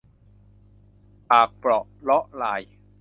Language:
Thai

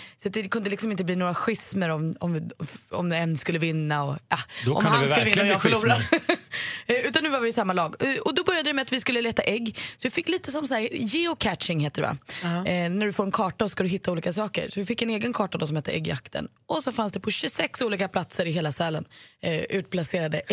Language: Swedish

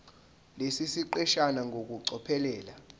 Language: Zulu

